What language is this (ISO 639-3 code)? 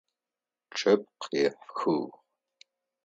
ady